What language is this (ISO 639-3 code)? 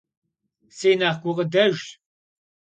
kbd